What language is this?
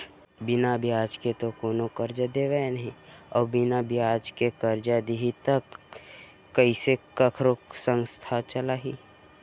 Chhattisgarhi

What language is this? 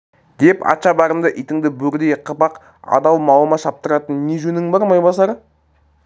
Kazakh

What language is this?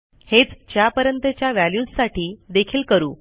Marathi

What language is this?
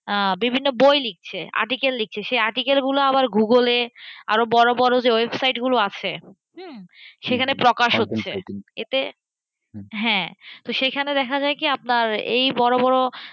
Bangla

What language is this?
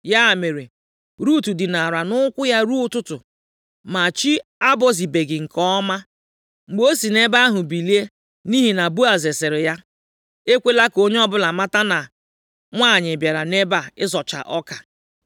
Igbo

